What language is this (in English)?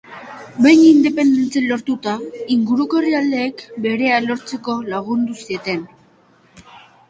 Basque